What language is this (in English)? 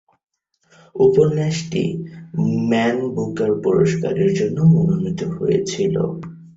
Bangla